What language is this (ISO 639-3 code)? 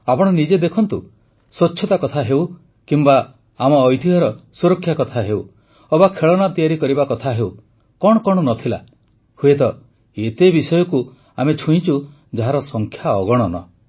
ori